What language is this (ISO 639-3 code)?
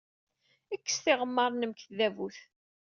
kab